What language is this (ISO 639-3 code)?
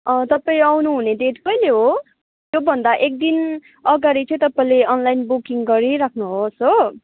nep